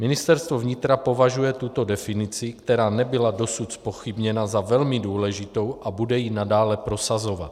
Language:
Czech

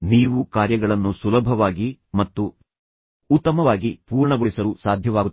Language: Kannada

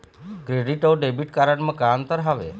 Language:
Chhattisgarhi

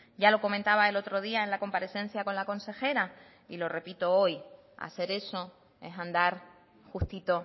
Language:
Spanish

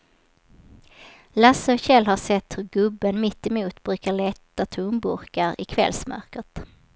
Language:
Swedish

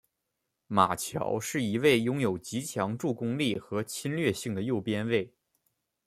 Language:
Chinese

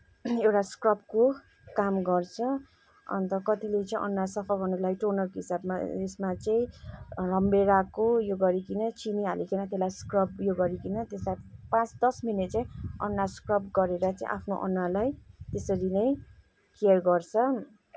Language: Nepali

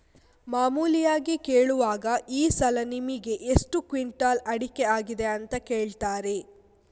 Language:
Kannada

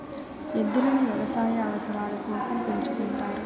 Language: Telugu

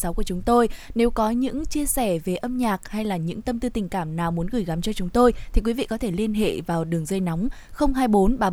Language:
Vietnamese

